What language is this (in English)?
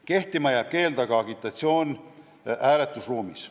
Estonian